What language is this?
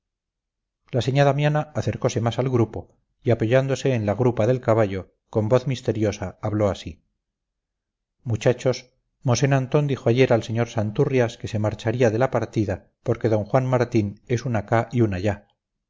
Spanish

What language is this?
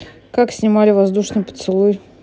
Russian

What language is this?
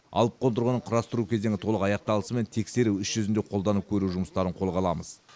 Kazakh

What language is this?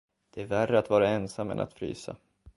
Swedish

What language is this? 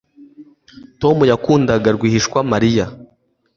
Kinyarwanda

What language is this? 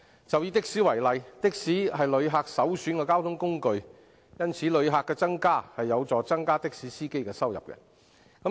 Cantonese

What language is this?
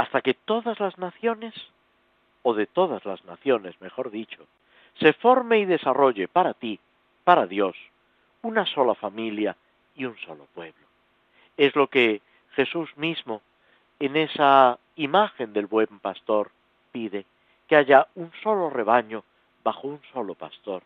Spanish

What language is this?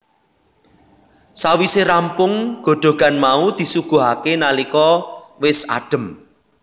Javanese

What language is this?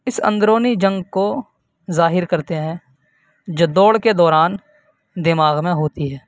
Urdu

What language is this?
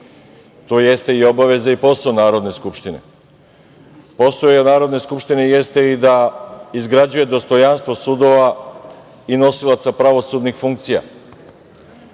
Serbian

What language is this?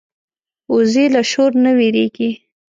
Pashto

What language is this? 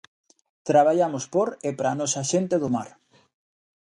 Galician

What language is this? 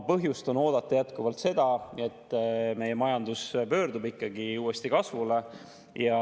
Estonian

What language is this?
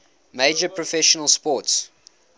English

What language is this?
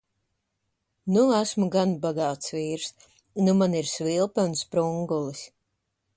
Latvian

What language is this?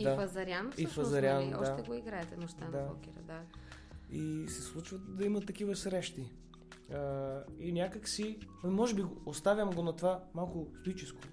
Bulgarian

